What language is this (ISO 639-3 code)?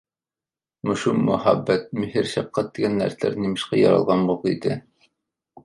uig